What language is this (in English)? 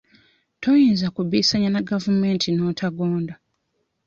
Ganda